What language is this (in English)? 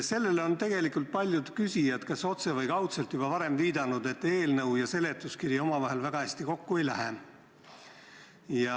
Estonian